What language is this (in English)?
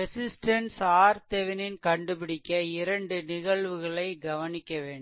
Tamil